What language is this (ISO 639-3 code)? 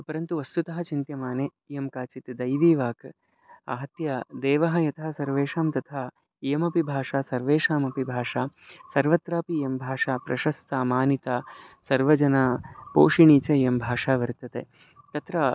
san